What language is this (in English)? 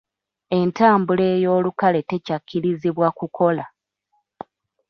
Ganda